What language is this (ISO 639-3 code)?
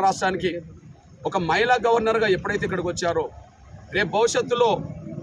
tel